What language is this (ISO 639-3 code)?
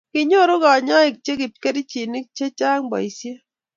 kln